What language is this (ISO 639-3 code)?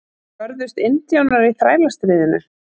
isl